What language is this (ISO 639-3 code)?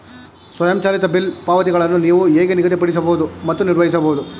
kan